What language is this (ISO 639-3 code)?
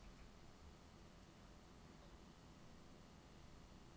nor